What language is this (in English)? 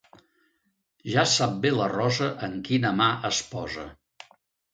Catalan